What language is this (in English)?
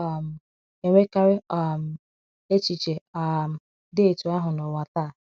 Igbo